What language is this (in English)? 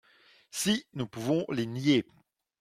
French